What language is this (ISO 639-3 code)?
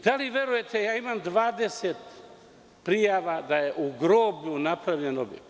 srp